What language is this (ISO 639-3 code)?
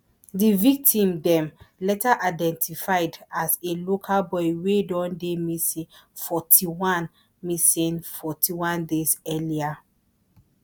pcm